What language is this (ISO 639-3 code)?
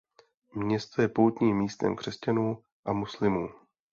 ces